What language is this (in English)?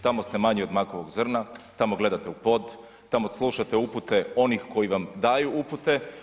Croatian